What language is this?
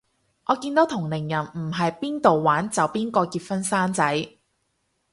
Cantonese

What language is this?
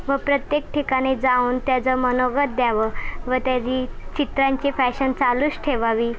Marathi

